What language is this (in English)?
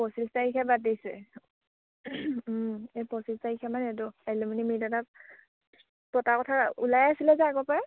Assamese